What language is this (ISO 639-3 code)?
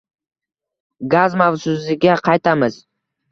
uzb